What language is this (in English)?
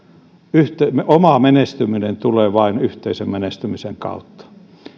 Finnish